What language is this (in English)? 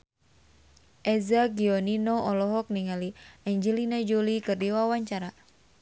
Sundanese